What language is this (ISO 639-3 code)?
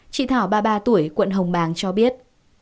vie